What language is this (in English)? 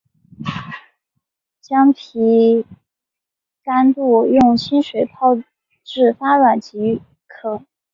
Chinese